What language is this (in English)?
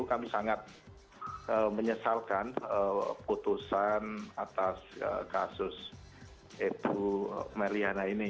Indonesian